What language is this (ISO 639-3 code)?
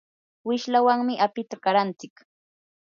qur